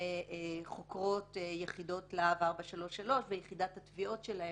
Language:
Hebrew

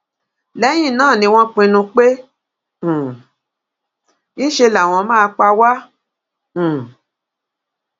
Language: Yoruba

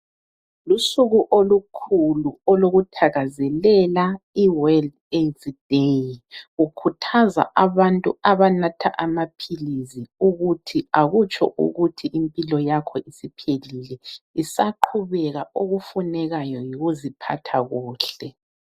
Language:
North Ndebele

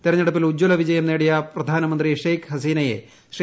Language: Malayalam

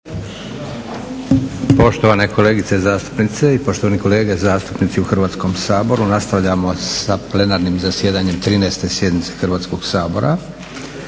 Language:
Croatian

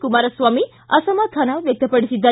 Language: Kannada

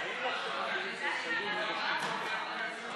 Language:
Hebrew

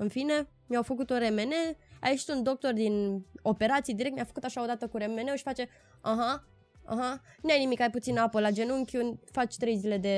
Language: Romanian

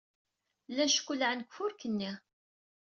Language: Kabyle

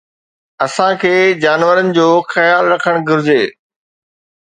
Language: Sindhi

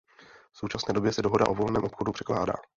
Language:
Czech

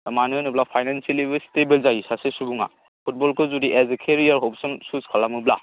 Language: Bodo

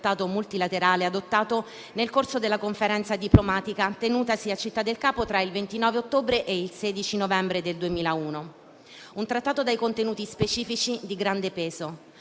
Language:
Italian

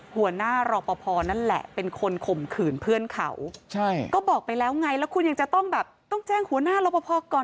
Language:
Thai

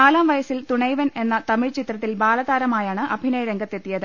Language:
Malayalam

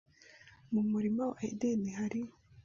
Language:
Kinyarwanda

